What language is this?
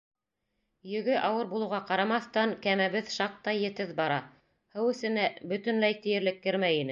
Bashkir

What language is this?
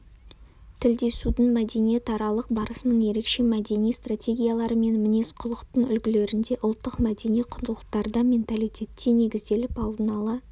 Kazakh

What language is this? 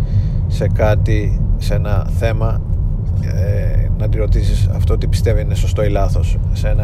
Greek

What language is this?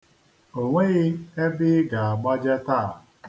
Igbo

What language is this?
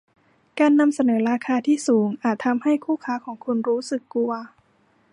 Thai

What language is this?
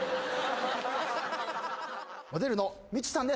Japanese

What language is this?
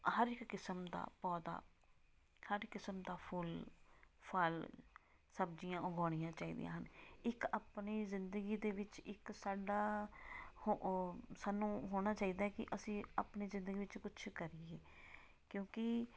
Punjabi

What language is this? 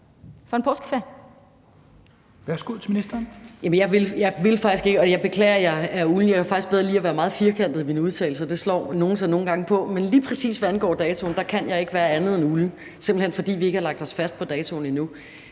Danish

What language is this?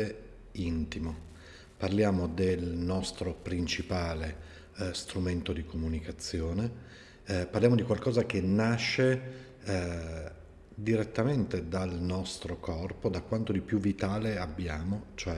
Italian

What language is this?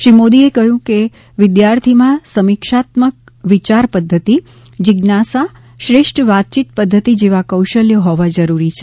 Gujarati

